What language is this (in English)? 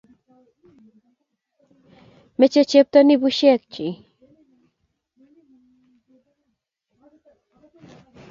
Kalenjin